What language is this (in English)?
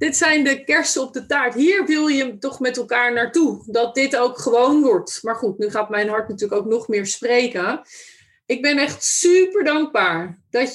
Dutch